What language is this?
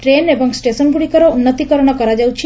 Odia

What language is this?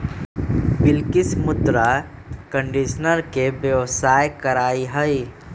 Magahi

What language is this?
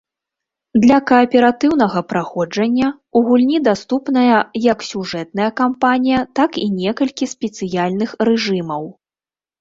Belarusian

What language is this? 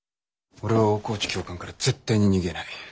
Japanese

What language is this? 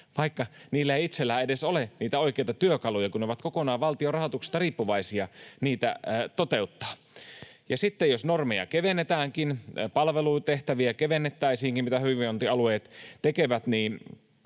Finnish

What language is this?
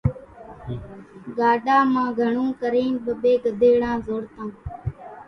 Kachi Koli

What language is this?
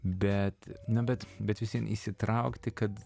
Lithuanian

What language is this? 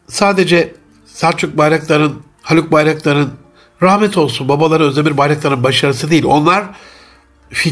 Turkish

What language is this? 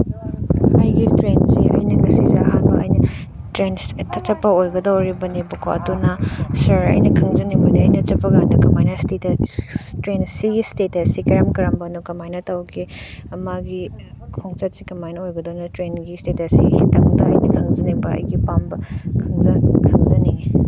Manipuri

